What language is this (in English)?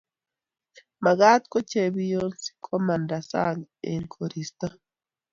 Kalenjin